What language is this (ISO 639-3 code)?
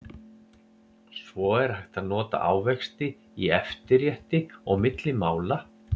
isl